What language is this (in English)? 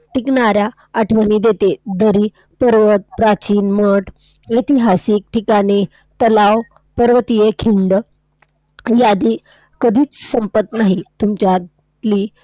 Marathi